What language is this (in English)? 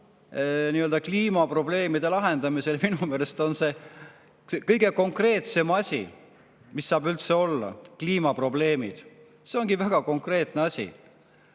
Estonian